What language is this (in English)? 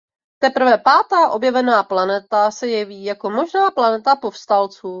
Czech